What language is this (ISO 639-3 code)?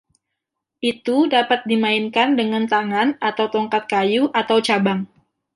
ind